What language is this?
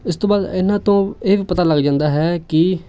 Punjabi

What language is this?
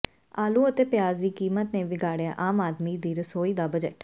Punjabi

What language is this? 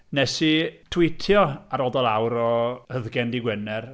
Welsh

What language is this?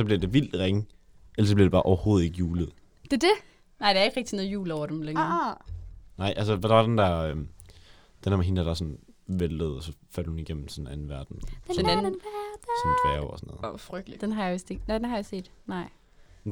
Danish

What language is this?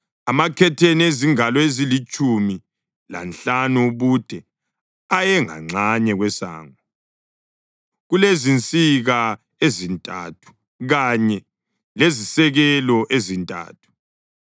North Ndebele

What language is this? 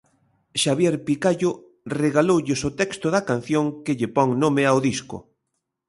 Galician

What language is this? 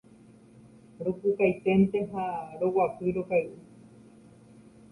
Guarani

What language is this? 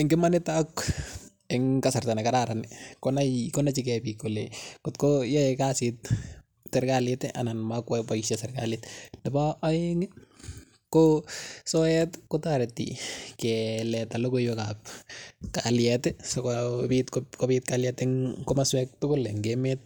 Kalenjin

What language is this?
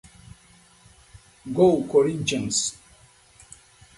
Portuguese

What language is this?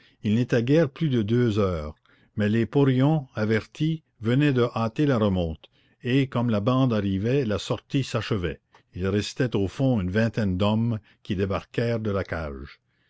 French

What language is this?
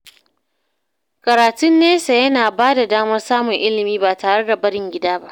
Hausa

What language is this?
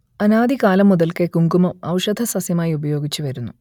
Malayalam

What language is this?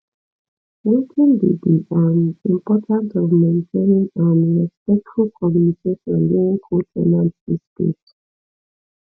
Nigerian Pidgin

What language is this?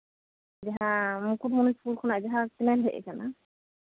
Santali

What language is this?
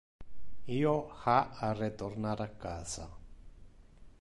Interlingua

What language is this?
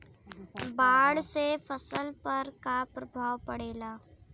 Bhojpuri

